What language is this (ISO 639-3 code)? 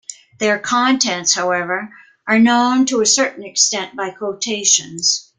eng